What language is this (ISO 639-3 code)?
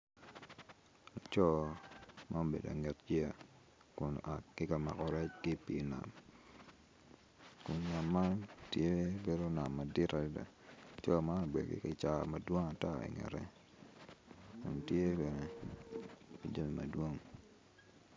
ach